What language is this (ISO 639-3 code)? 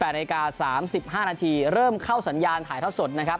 tha